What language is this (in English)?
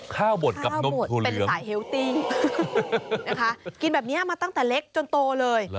Thai